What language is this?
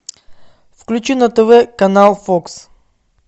Russian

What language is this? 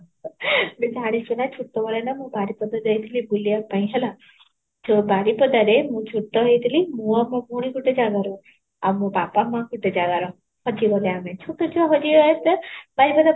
Odia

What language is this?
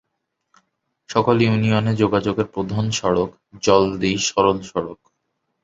Bangla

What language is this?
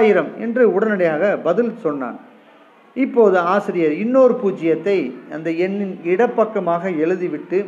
Tamil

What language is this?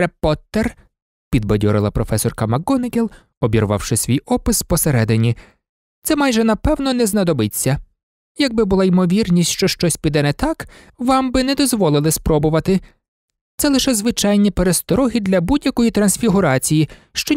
Ukrainian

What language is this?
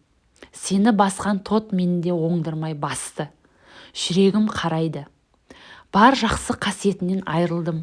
Turkish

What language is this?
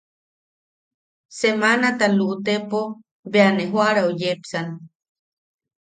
Yaqui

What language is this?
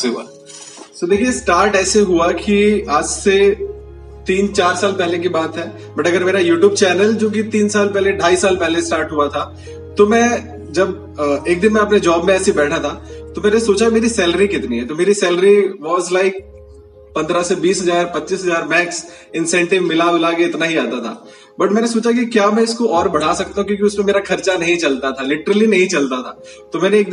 Hindi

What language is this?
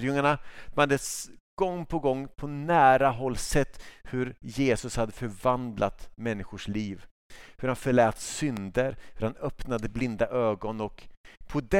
Swedish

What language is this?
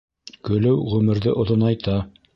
Bashkir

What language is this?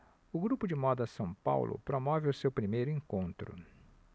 Portuguese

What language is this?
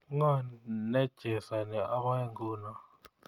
Kalenjin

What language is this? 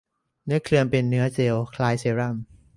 Thai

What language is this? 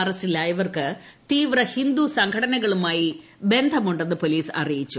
Malayalam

